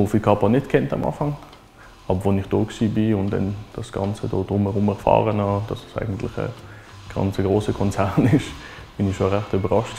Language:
German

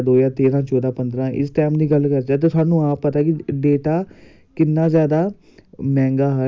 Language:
Dogri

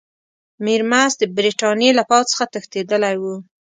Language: Pashto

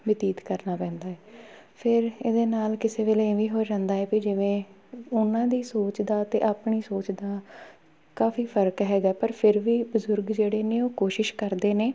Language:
Punjabi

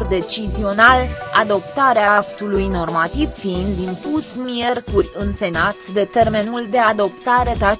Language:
Romanian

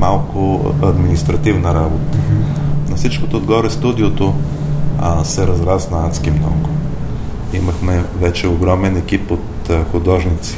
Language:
Bulgarian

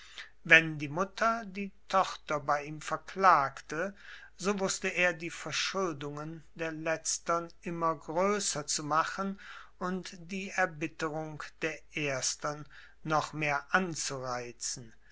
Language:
German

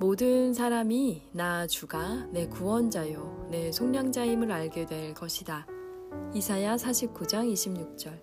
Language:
Korean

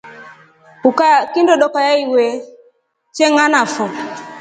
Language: Rombo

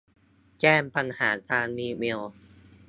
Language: Thai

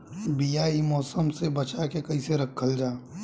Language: Bhojpuri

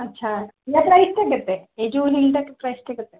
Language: Odia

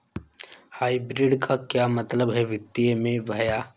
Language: Hindi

